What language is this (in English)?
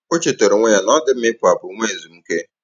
Igbo